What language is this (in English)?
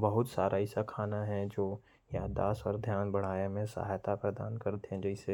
Korwa